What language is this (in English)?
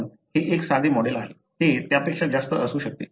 Marathi